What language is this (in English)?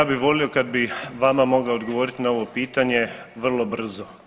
Croatian